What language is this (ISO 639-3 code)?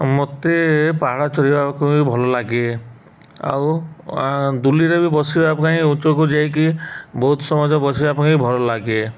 ori